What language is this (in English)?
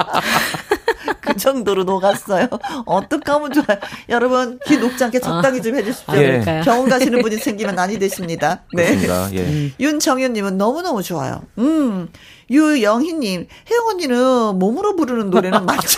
Korean